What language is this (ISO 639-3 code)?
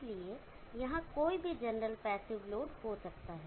hin